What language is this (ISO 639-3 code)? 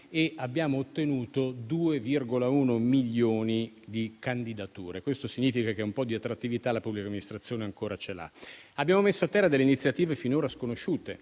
ita